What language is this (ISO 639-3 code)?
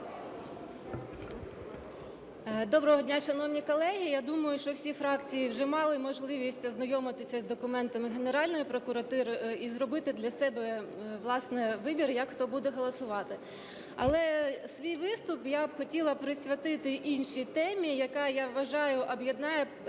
ukr